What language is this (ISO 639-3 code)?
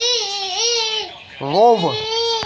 rus